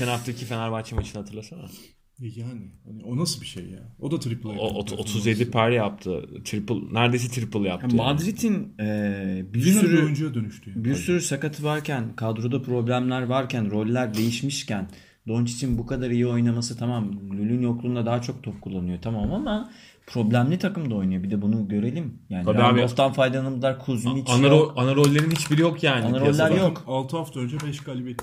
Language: Turkish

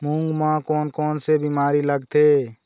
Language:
Chhattisgarhi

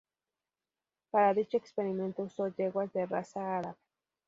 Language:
Spanish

